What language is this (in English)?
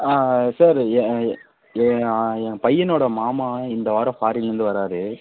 Tamil